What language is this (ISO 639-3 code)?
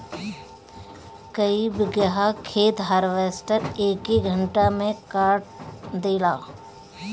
bho